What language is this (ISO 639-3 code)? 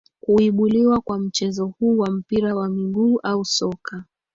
swa